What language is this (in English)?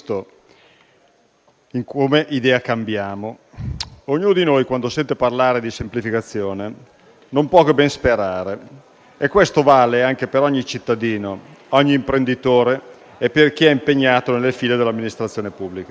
Italian